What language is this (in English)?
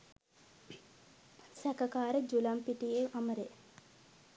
Sinhala